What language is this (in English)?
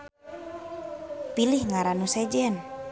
Sundanese